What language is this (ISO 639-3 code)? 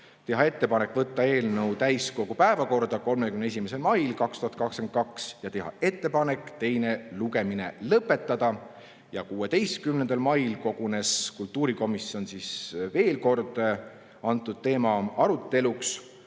est